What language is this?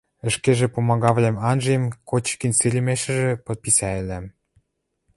Western Mari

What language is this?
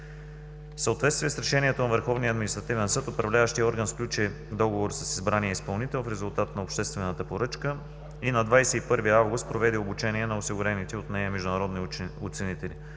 Bulgarian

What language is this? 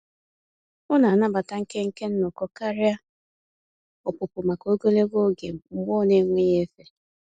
Igbo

